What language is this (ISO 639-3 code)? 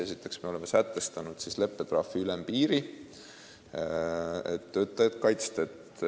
est